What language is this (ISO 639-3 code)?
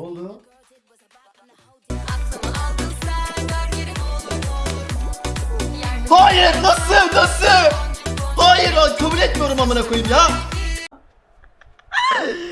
tur